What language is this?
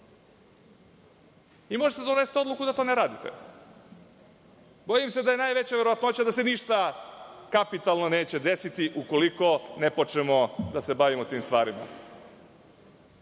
Serbian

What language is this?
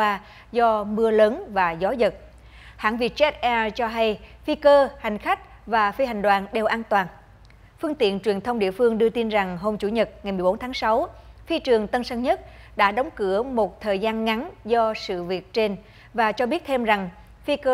Vietnamese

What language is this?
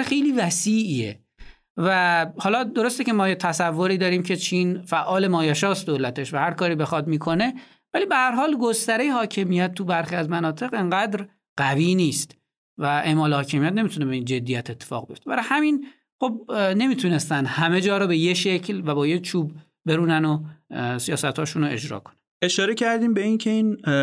Persian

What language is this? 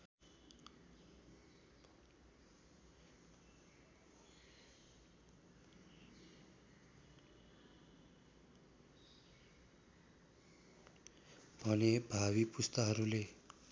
Nepali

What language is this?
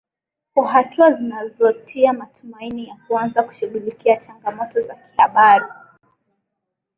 Swahili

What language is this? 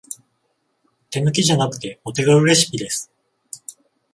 Japanese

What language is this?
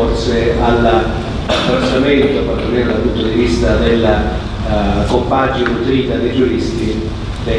Italian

